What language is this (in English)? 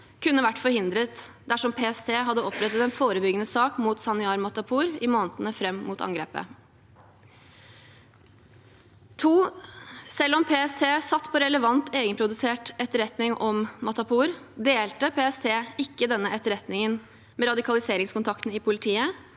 Norwegian